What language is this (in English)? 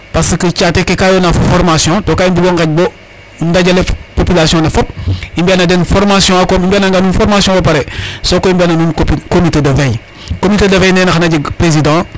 Serer